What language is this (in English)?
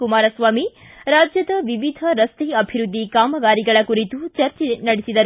Kannada